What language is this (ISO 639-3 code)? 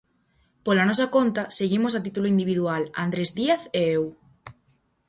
glg